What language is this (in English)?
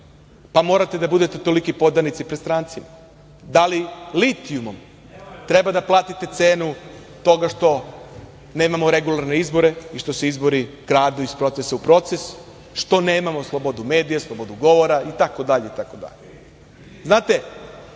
Serbian